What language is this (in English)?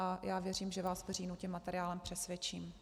Czech